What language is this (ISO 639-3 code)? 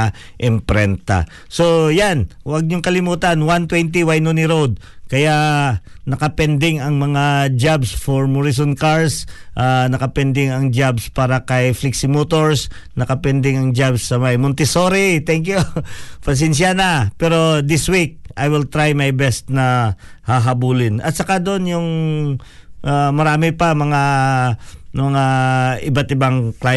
fil